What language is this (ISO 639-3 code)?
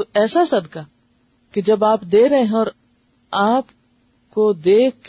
urd